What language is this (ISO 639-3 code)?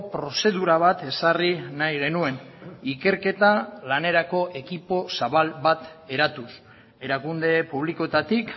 eus